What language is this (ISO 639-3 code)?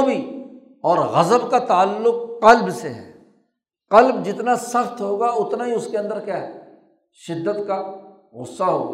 urd